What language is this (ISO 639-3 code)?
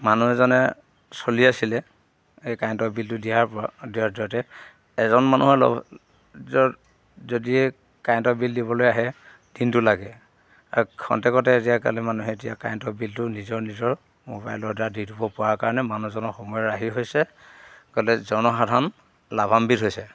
asm